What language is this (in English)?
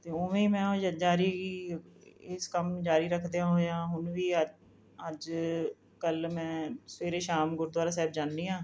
Punjabi